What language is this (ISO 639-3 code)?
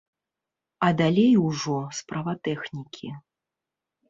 bel